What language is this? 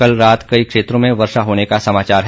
Hindi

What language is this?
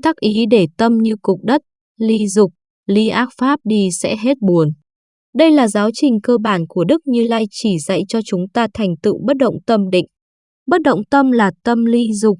Vietnamese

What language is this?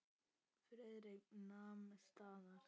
Icelandic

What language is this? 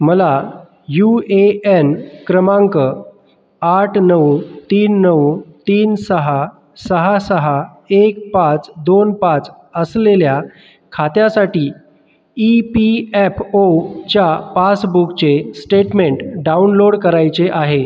Marathi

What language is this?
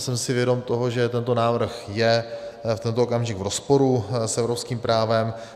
Czech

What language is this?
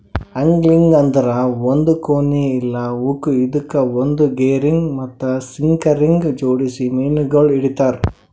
Kannada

